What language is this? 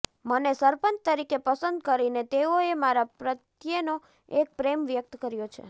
Gujarati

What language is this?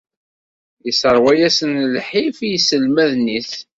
Kabyle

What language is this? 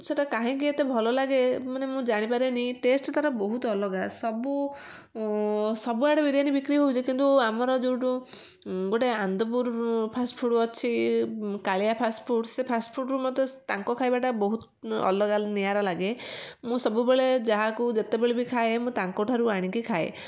Odia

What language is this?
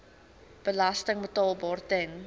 Afrikaans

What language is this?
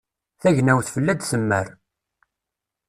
Kabyle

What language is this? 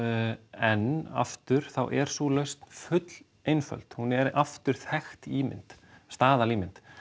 Icelandic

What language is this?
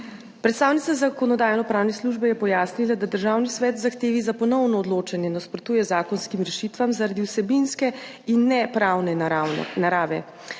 Slovenian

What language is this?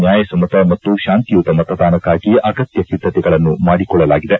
Kannada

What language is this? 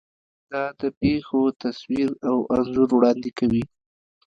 Pashto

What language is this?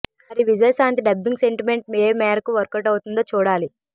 Telugu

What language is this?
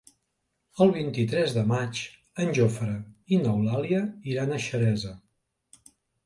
Catalan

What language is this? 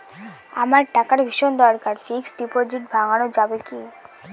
Bangla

